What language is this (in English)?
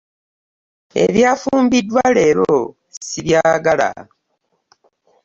Ganda